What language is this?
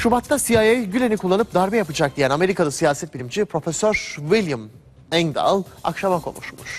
Turkish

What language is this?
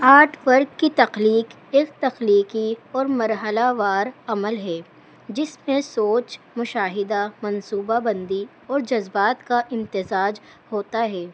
Urdu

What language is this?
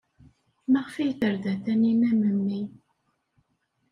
Kabyle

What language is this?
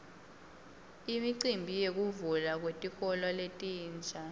Swati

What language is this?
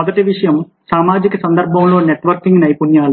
Telugu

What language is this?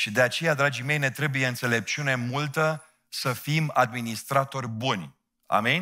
Romanian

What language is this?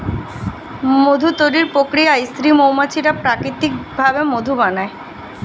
Bangla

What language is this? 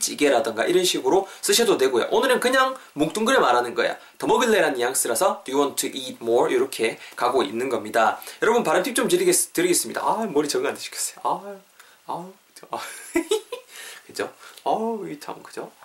Korean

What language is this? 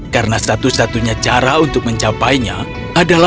Indonesian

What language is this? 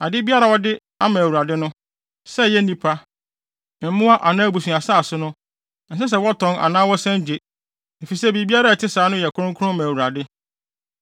Akan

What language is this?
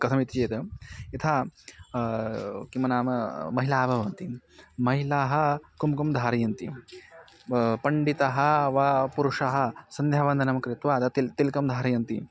Sanskrit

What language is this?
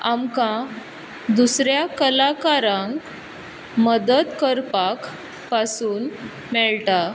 Konkani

